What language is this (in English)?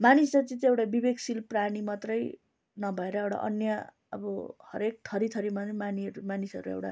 Nepali